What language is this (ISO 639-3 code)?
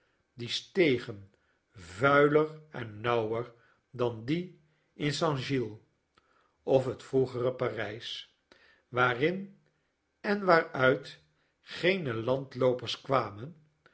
nld